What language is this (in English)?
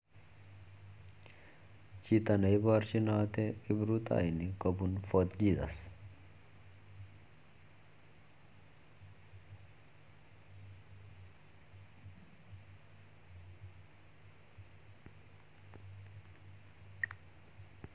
Kalenjin